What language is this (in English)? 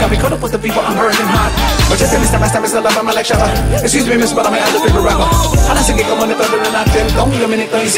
Filipino